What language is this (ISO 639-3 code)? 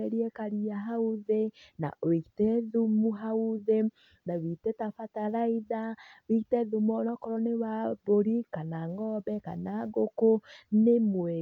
kik